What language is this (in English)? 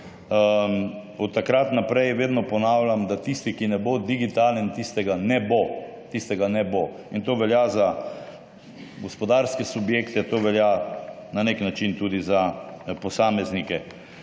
Slovenian